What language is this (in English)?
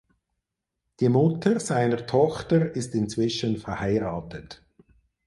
German